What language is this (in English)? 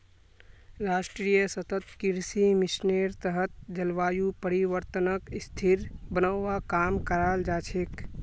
Magahi